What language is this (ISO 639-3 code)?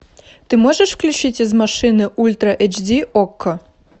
rus